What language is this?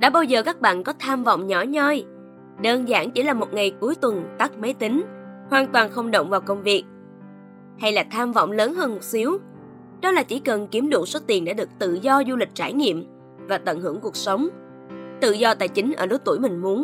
Vietnamese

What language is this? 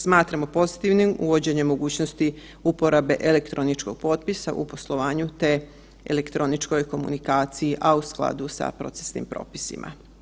Croatian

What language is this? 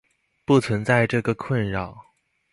Chinese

